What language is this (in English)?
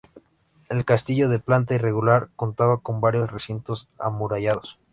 Spanish